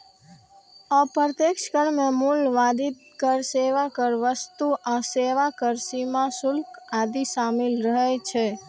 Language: Maithili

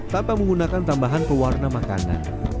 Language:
Indonesian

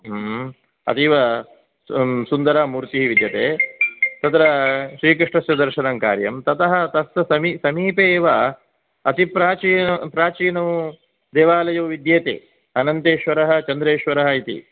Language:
Sanskrit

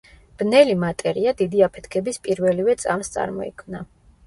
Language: Georgian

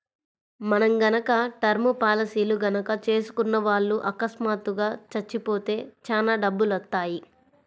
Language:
Telugu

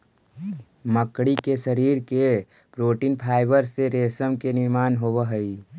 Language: Magahi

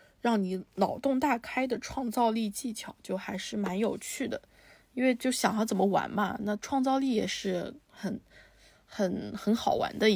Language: Chinese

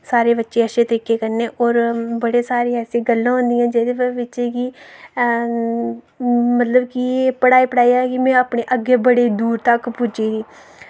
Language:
Dogri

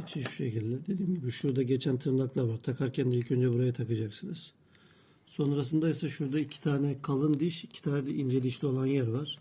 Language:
Turkish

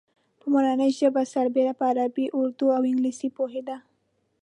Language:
Pashto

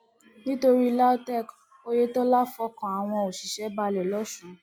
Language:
Yoruba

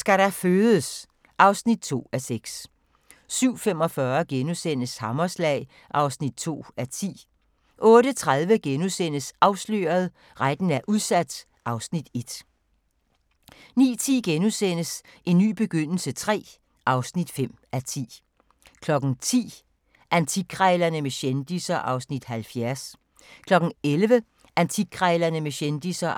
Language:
Danish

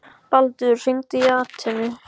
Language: Icelandic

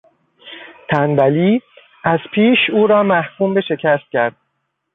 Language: Persian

